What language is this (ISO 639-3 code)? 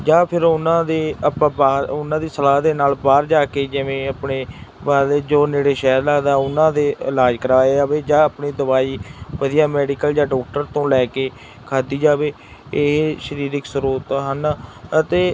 pan